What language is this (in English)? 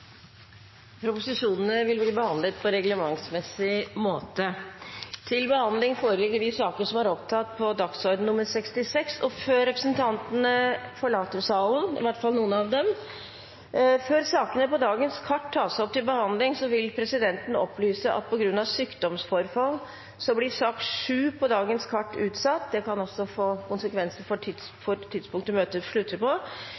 Norwegian Bokmål